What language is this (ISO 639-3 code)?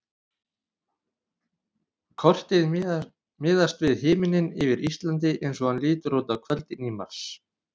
isl